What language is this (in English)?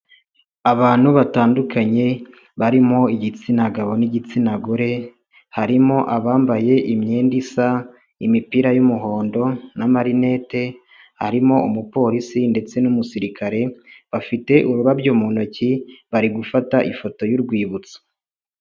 Kinyarwanda